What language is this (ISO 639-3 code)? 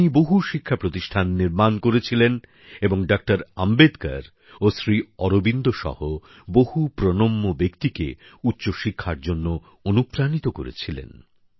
ben